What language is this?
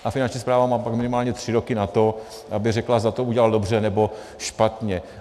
Czech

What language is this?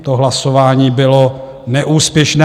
Czech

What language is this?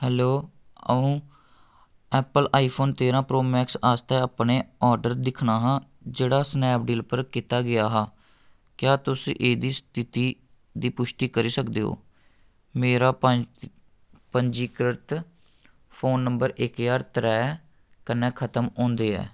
Dogri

